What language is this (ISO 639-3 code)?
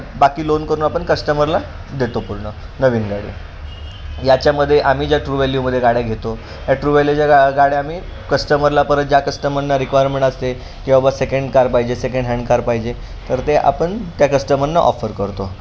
mar